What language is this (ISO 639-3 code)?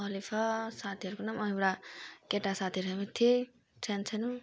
nep